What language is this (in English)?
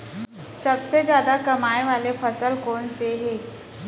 Chhattisgarhi